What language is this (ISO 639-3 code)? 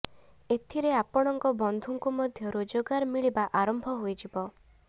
ori